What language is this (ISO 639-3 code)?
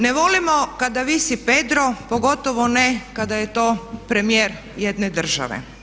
hrv